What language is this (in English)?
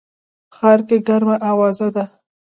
Pashto